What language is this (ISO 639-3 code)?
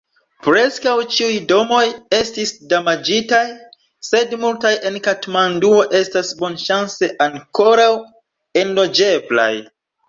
epo